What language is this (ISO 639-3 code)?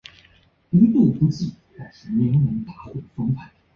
zho